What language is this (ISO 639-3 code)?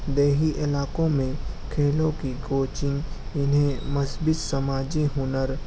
urd